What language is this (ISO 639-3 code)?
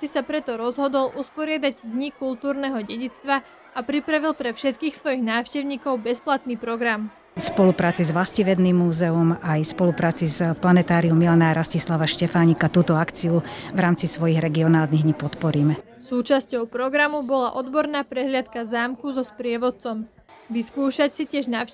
slk